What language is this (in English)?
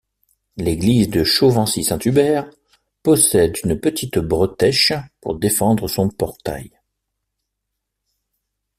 French